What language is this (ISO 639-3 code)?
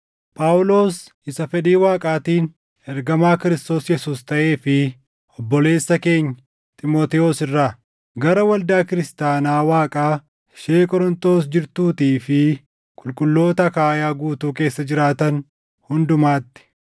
orm